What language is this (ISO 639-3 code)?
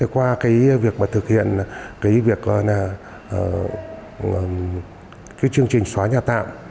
vie